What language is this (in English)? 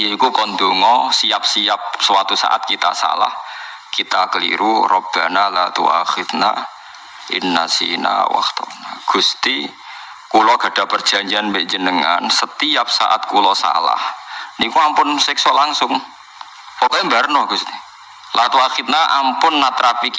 Indonesian